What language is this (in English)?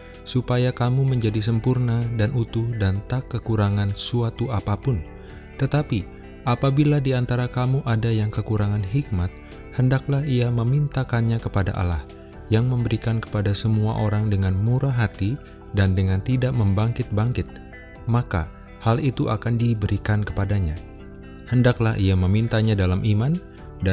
Indonesian